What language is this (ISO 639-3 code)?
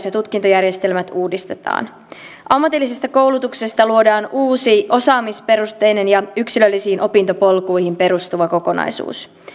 fin